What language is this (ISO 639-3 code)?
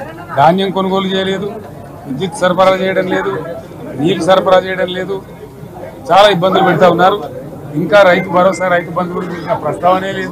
tel